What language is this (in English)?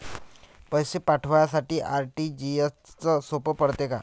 Marathi